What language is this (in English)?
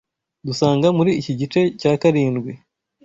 Kinyarwanda